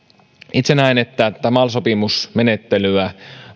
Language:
Finnish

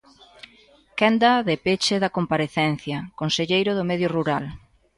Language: Galician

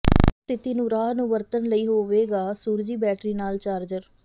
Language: Punjabi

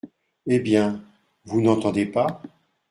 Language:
French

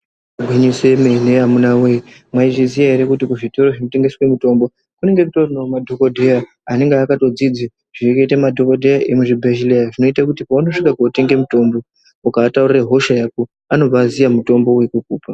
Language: Ndau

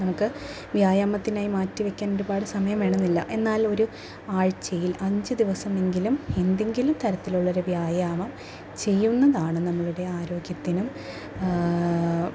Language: Malayalam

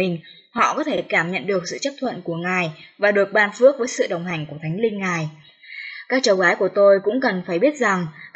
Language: Vietnamese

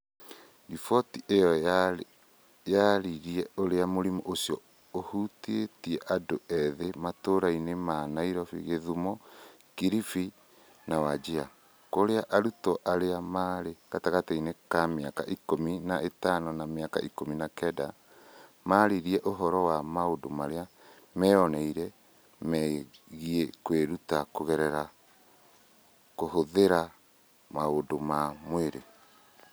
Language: Kikuyu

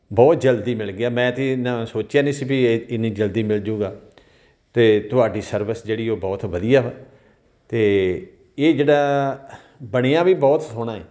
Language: Punjabi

